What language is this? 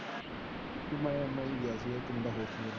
Punjabi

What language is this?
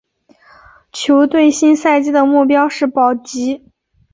Chinese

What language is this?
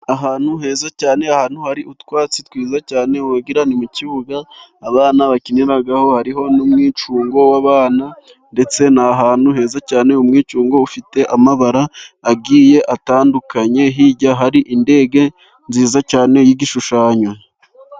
Kinyarwanda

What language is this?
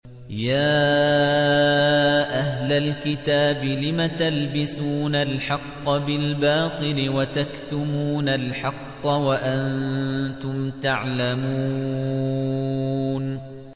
Arabic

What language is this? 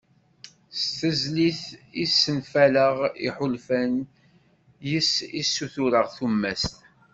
Kabyle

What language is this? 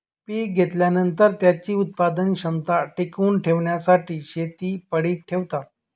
Marathi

